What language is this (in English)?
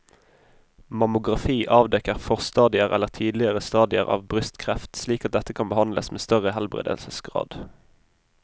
Norwegian